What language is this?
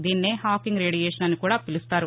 Telugu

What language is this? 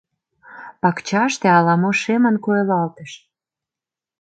Mari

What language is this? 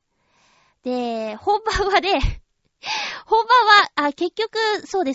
Japanese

